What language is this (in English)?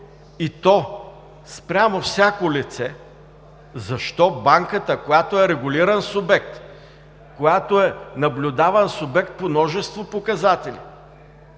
Bulgarian